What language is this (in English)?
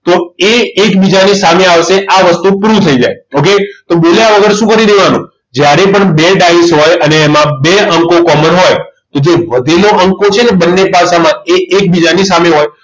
Gujarati